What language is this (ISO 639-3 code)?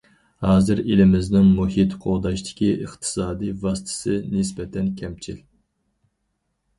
uig